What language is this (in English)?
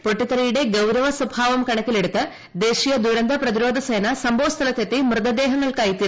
Malayalam